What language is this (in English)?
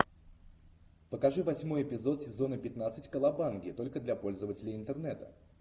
Russian